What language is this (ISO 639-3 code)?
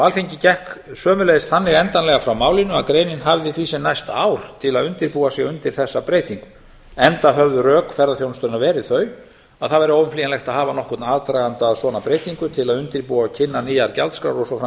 isl